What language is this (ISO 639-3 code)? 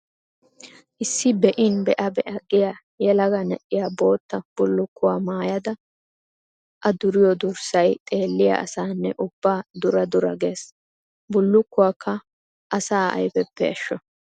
wal